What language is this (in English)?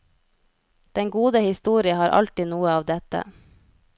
Norwegian